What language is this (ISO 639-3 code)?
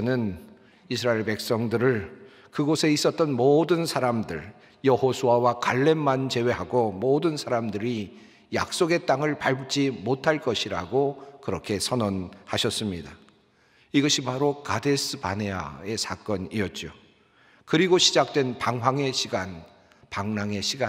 kor